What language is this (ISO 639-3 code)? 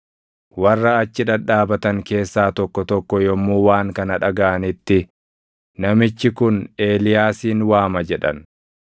orm